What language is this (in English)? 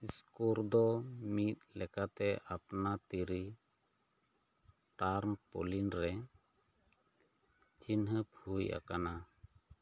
Santali